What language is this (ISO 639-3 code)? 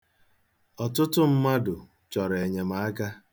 ibo